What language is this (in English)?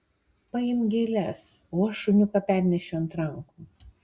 Lithuanian